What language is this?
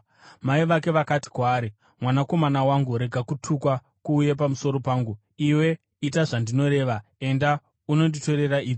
Shona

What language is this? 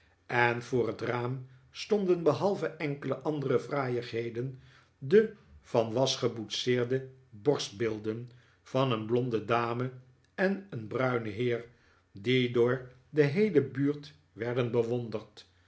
Dutch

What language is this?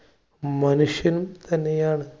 Malayalam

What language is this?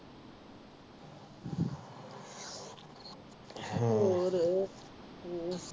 Punjabi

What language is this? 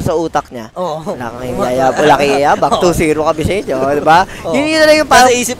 Filipino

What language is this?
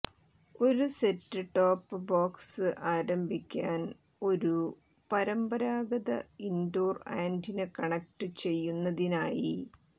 Malayalam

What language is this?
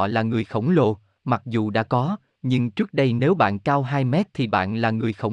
Vietnamese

